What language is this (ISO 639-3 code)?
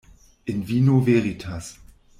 deu